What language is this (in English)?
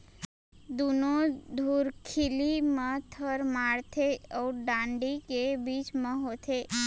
Chhattisgarhi